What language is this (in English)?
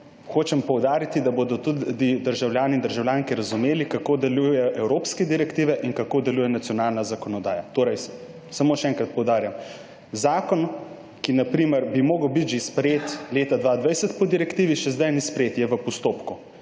Slovenian